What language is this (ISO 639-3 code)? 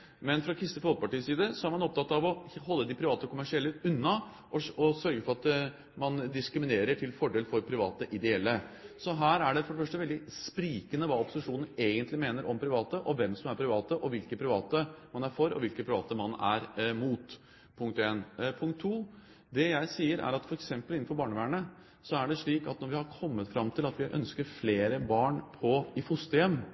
nob